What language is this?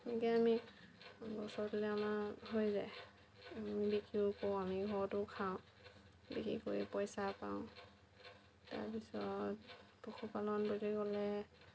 Assamese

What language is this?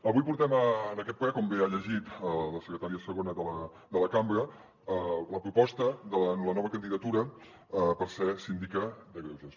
Catalan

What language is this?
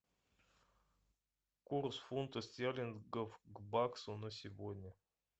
Russian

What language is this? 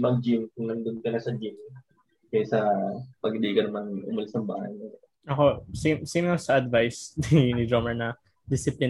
Filipino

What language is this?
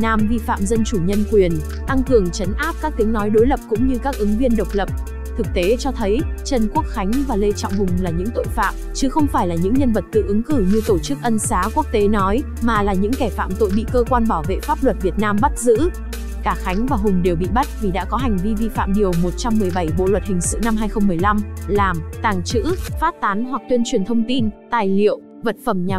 Vietnamese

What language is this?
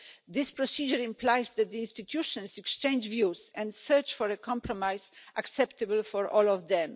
English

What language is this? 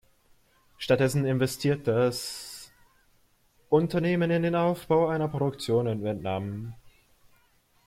German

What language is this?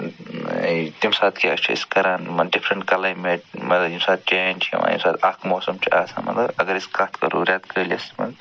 Kashmiri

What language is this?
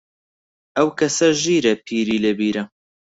Central Kurdish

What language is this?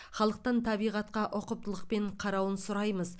Kazakh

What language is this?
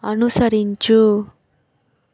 Telugu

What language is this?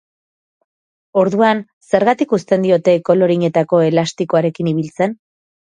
Basque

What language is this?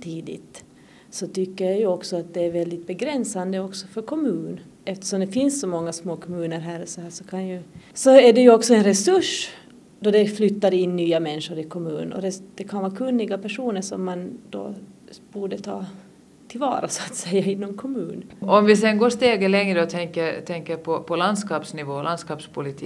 Swedish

